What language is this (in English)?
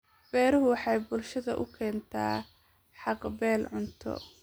Somali